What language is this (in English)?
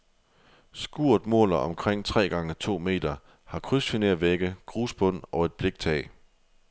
Danish